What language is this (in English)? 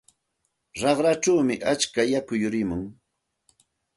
Santa Ana de Tusi Pasco Quechua